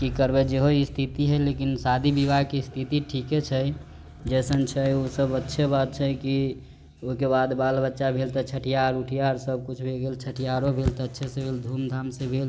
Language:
Maithili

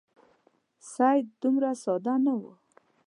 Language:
Pashto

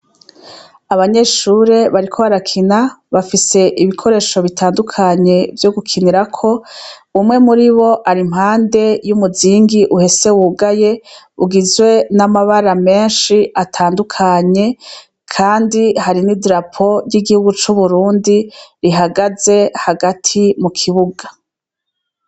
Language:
Rundi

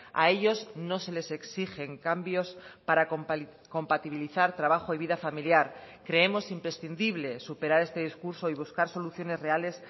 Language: Spanish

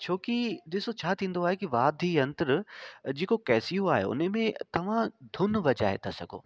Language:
Sindhi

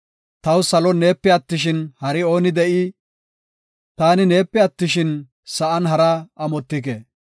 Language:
Gofa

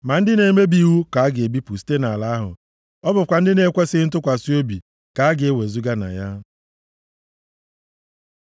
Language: Igbo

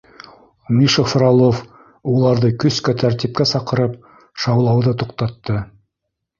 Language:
Bashkir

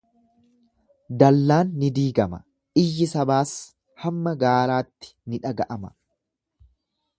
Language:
Oromo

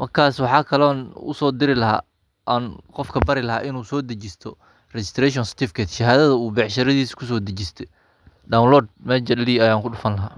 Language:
Somali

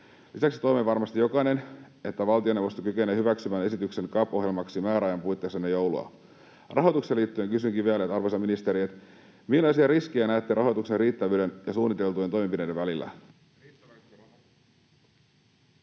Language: Finnish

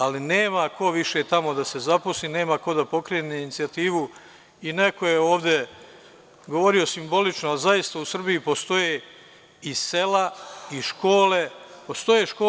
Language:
Serbian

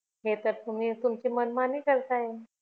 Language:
Marathi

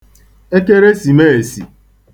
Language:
Igbo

